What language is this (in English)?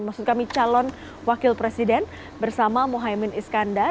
Indonesian